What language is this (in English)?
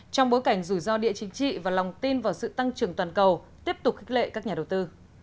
Vietnamese